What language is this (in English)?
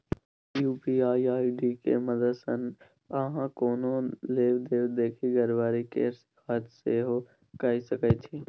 Maithili